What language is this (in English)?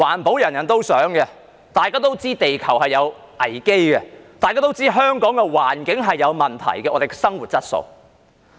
Cantonese